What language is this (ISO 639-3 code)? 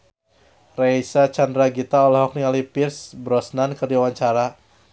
sun